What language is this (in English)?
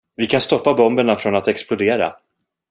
Swedish